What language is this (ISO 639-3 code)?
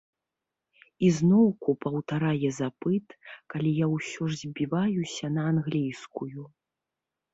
bel